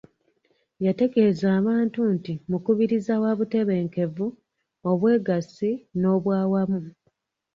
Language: Ganda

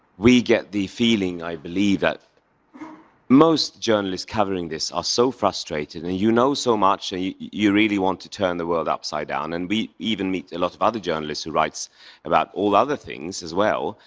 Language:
English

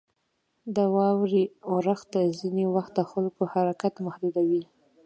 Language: Pashto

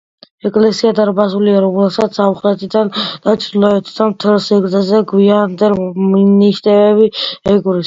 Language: Georgian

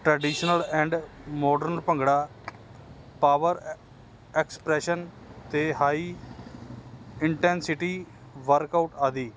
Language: Punjabi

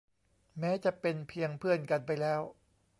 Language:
Thai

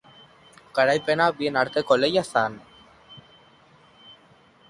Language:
Basque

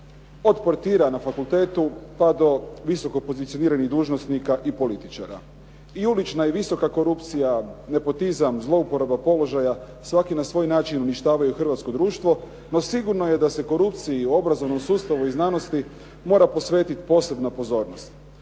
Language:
Croatian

